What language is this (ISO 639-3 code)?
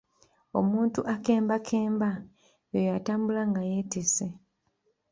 lug